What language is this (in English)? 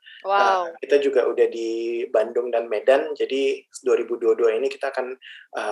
Indonesian